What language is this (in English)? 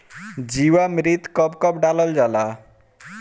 Bhojpuri